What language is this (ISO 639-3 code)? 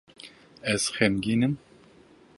kur